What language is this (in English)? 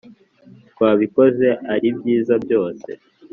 Kinyarwanda